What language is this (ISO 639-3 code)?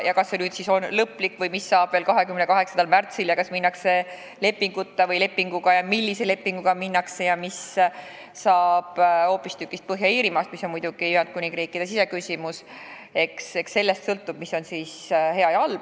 est